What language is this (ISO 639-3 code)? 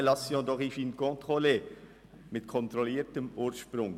gsw